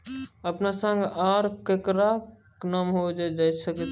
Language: Maithili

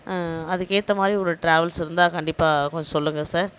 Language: Tamil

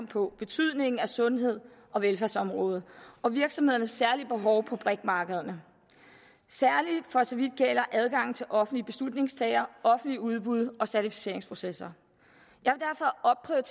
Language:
Danish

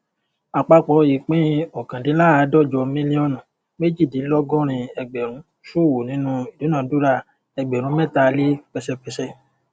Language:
Yoruba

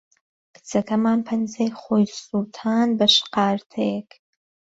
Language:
Central Kurdish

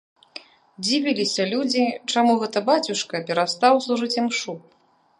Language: Belarusian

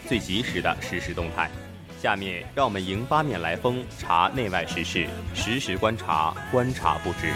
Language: Chinese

